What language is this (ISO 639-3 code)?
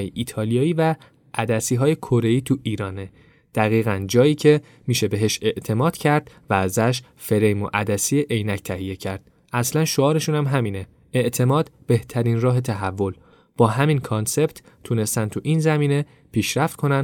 fas